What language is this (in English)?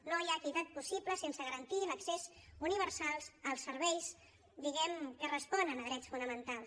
Catalan